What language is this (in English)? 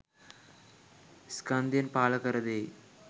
Sinhala